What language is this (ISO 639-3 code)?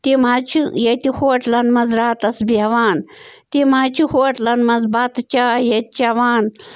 kas